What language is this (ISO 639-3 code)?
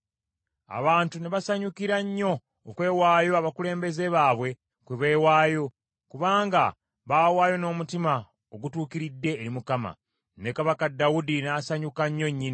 lug